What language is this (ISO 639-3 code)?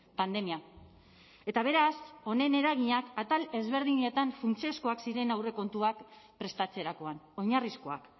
eus